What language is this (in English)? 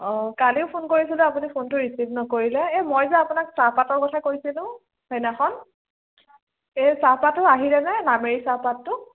Assamese